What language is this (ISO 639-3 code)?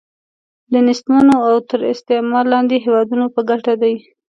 pus